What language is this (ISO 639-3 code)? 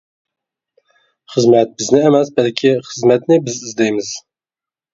uig